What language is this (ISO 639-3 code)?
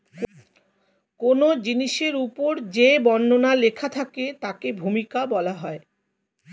ben